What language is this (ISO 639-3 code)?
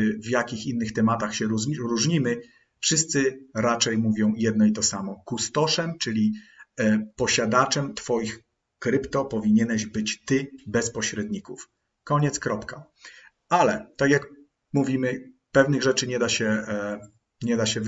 pol